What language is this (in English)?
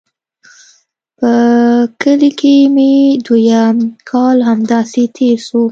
Pashto